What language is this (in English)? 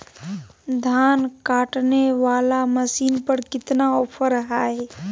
Magahi